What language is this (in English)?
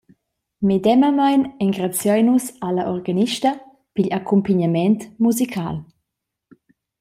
Romansh